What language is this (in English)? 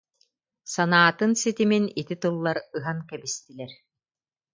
Yakut